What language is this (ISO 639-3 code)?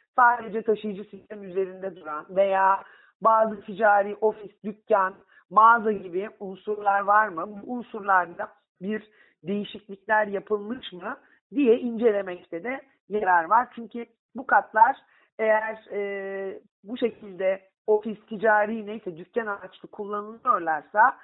tur